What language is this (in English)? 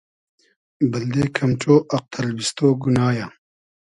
Hazaragi